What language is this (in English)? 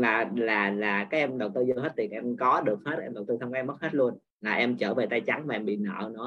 Vietnamese